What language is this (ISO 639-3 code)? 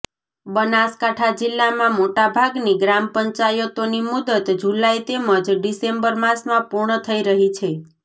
guj